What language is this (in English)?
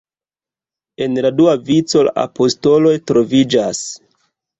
Esperanto